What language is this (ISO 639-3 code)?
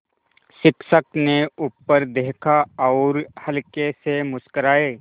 hin